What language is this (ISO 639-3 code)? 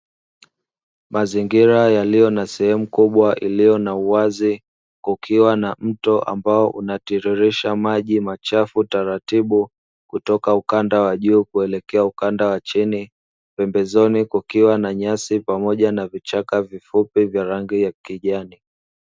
swa